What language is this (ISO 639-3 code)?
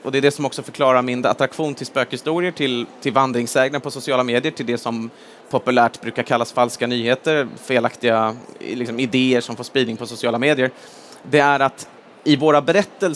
swe